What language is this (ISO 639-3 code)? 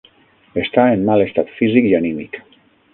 cat